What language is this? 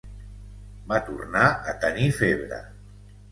Catalan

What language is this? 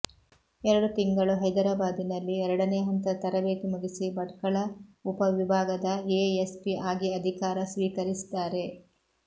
Kannada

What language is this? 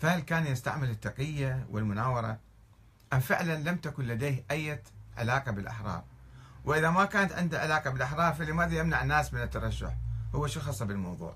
Arabic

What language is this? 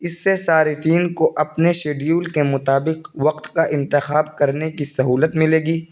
Urdu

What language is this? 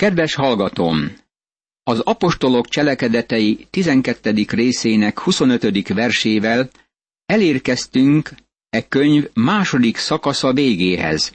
Hungarian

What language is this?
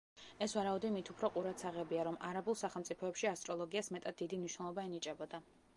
Georgian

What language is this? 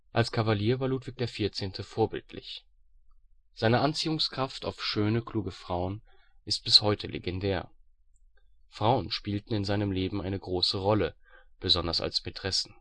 German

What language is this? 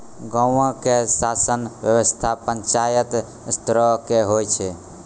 Maithili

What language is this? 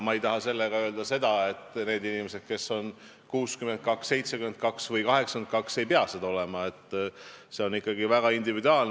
Estonian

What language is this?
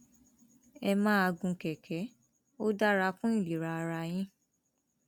Yoruba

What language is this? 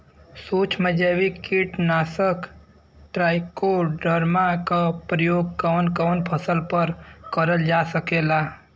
Bhojpuri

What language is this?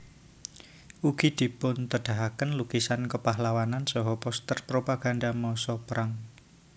Javanese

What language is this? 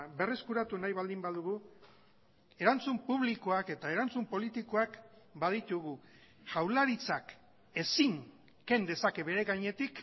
Basque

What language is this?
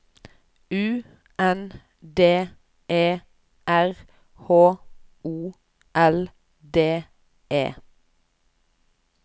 Norwegian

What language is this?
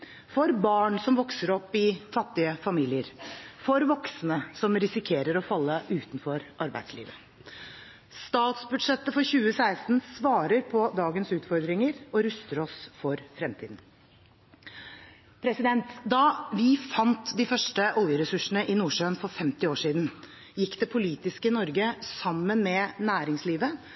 Norwegian Bokmål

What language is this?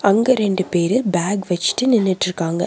Tamil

